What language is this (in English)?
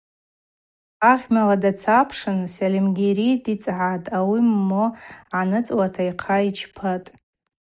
Abaza